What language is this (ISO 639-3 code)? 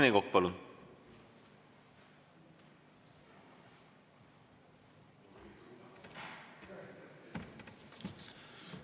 est